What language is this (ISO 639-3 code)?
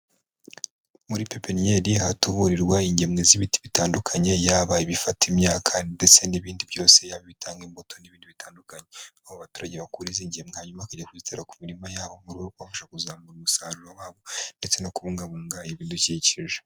kin